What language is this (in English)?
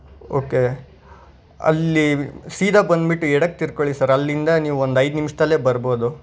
Kannada